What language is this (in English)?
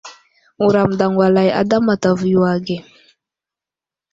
Wuzlam